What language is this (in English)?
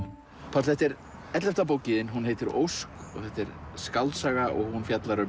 Icelandic